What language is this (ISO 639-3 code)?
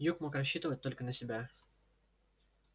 rus